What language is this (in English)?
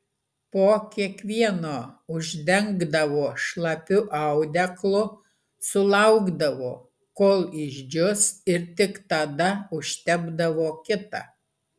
Lithuanian